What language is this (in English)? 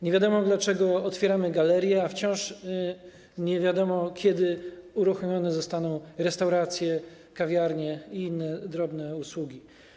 Polish